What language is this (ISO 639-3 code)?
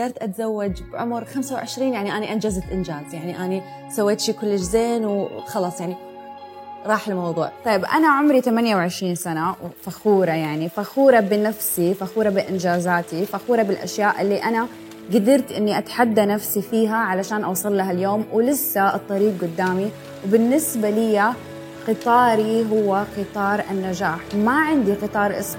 ara